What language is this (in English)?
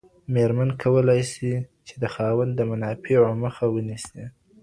Pashto